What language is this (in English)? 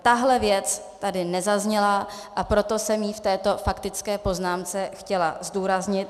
Czech